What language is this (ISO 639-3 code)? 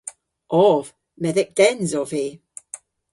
cor